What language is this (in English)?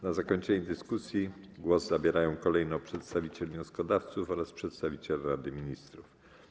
Polish